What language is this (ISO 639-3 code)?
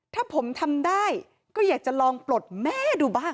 tha